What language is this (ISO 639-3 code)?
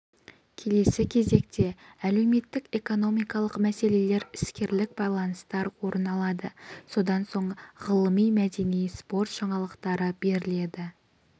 kaz